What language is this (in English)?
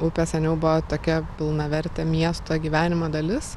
Lithuanian